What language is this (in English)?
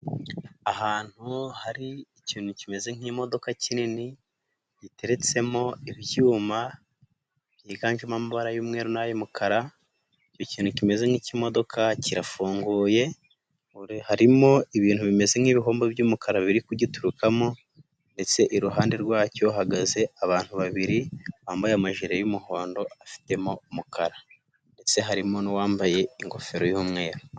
Kinyarwanda